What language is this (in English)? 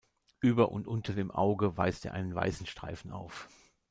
German